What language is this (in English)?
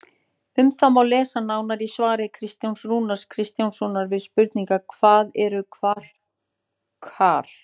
Icelandic